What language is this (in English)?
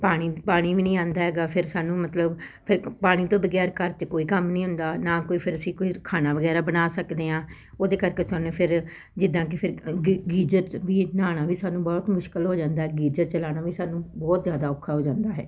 Punjabi